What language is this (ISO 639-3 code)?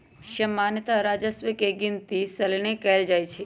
mag